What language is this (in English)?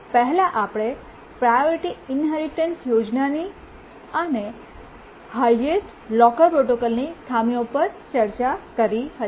Gujarati